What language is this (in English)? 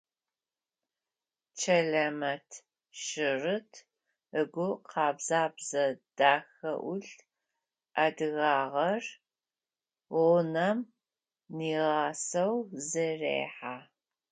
Adyghe